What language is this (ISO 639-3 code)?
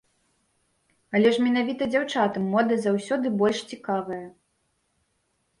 bel